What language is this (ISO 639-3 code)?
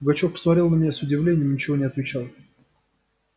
rus